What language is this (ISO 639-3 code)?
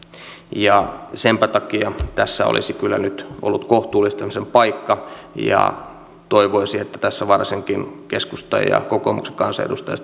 fin